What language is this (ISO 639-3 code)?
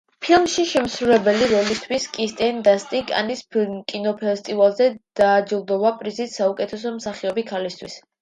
kat